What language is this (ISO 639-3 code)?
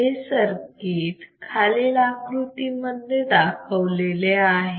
mar